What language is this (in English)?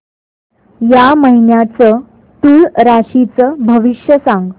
Marathi